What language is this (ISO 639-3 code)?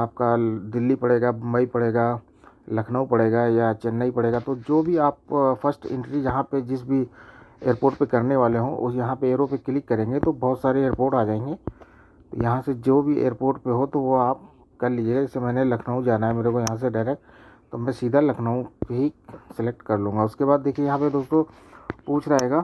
hin